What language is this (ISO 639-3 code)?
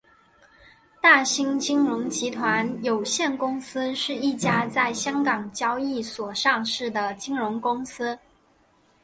zho